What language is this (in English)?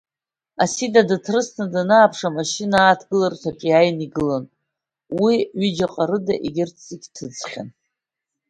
Abkhazian